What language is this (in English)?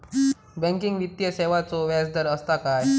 Marathi